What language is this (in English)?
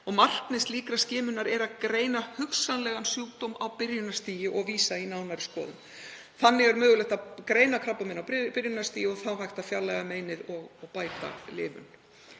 Icelandic